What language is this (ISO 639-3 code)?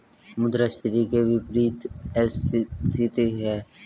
hin